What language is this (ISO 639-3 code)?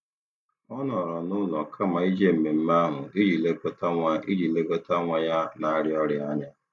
ibo